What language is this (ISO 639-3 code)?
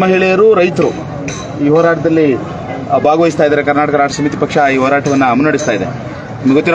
hin